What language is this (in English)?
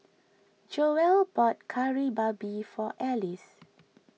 English